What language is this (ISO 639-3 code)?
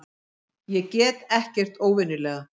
isl